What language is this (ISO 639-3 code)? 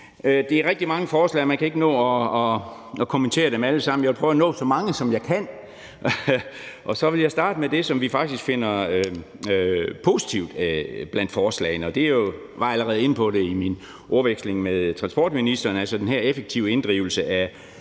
dan